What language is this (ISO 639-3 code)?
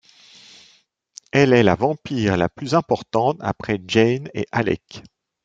fra